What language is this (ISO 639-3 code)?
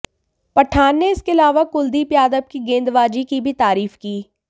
hin